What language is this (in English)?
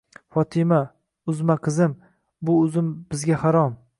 Uzbek